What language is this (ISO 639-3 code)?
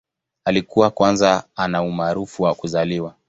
swa